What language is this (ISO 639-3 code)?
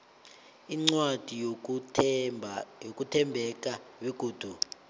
nbl